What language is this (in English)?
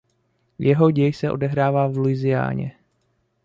Czech